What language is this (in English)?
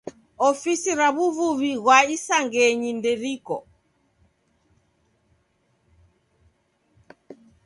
Taita